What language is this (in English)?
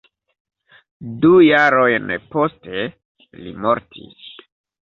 Esperanto